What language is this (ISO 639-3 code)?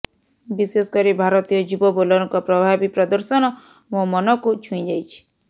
ori